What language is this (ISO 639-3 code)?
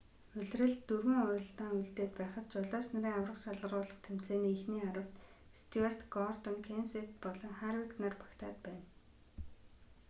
mon